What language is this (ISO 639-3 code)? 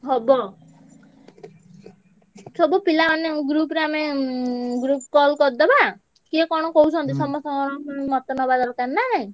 ori